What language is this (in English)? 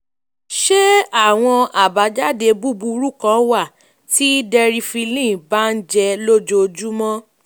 Yoruba